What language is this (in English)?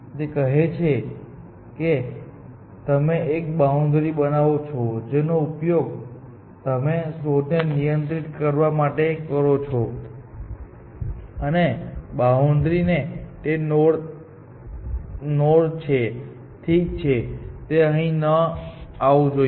Gujarati